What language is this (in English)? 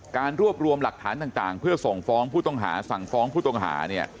Thai